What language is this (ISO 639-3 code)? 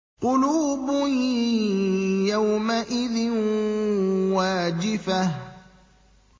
ara